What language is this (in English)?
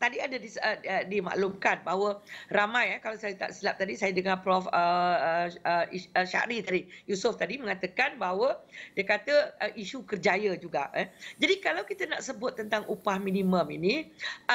Malay